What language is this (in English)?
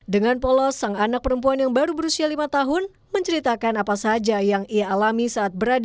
Indonesian